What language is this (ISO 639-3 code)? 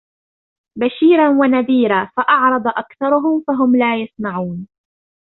ara